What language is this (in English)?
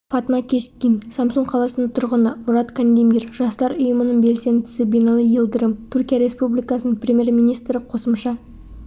Kazakh